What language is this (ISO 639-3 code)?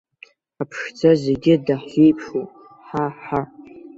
abk